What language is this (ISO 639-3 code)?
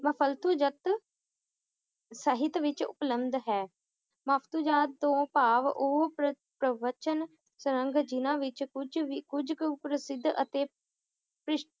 pan